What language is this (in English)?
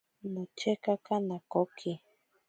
Ashéninka Perené